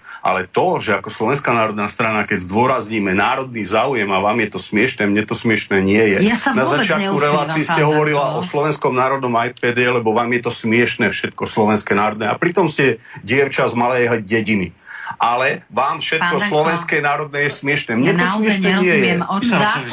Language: Slovak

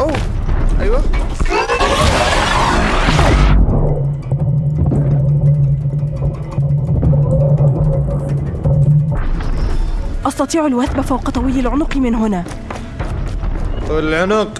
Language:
Arabic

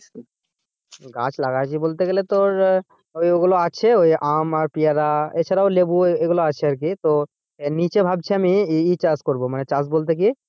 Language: Bangla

